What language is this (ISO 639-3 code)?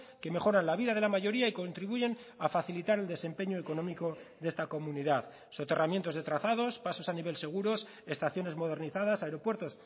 spa